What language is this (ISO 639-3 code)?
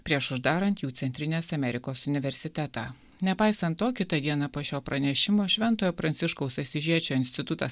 lit